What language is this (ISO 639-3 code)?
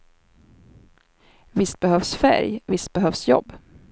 swe